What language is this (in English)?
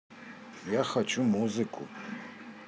Russian